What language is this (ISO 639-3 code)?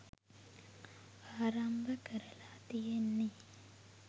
sin